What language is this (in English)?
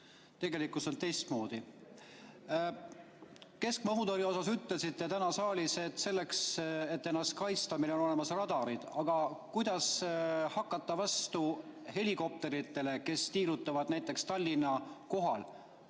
Estonian